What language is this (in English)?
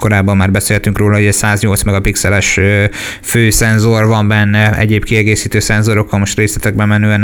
Hungarian